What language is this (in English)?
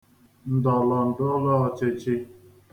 Igbo